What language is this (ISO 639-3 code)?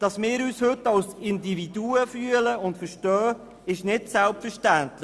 gsw